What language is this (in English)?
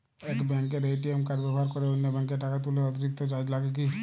Bangla